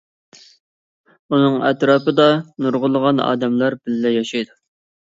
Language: Uyghur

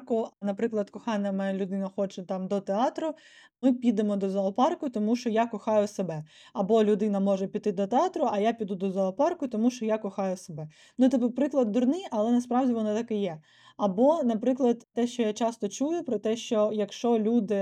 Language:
Ukrainian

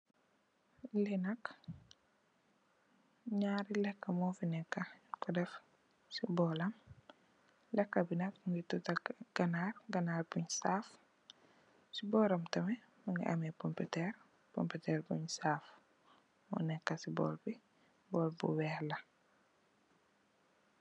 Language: Wolof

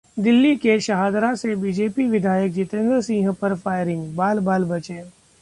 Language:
Hindi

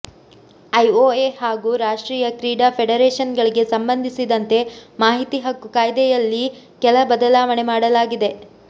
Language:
Kannada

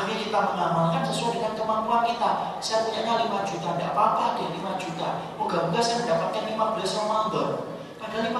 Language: Indonesian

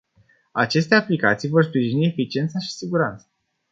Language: Romanian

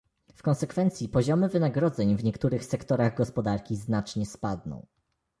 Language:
Polish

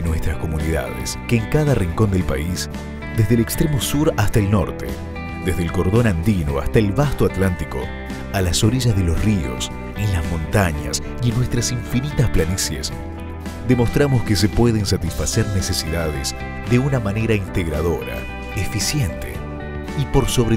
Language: Spanish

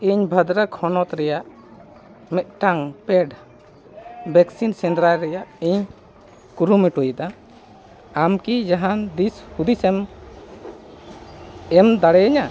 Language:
Santali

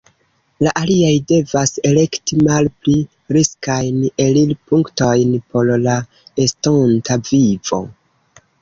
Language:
Esperanto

